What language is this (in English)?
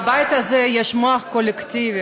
Hebrew